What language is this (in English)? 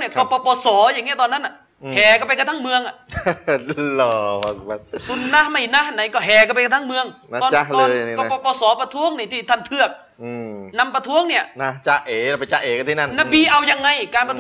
Thai